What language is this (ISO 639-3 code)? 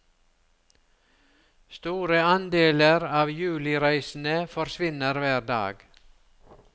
nor